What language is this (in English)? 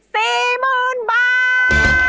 Thai